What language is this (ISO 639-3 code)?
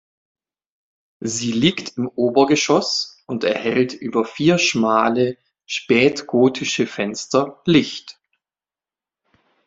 deu